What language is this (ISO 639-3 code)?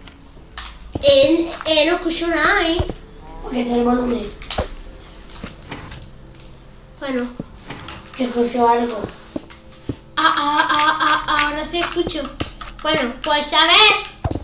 spa